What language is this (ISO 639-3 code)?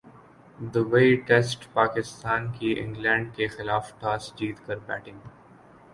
urd